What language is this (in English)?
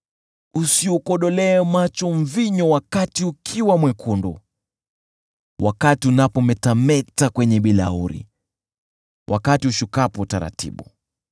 Swahili